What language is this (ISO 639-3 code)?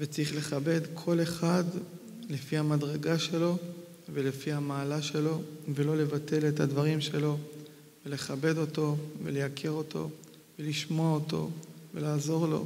heb